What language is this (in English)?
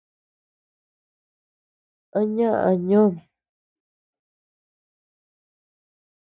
Tepeuxila Cuicatec